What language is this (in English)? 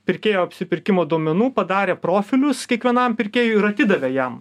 Lithuanian